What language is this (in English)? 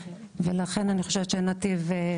Hebrew